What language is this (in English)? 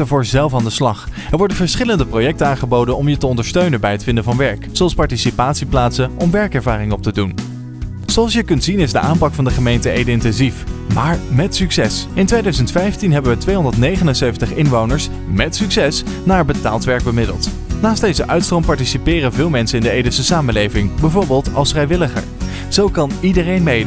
Dutch